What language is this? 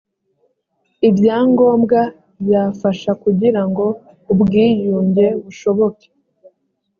Kinyarwanda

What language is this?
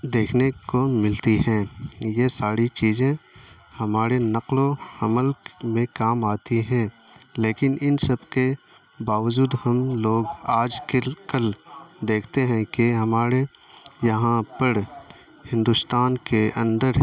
Urdu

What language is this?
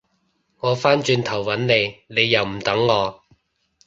Cantonese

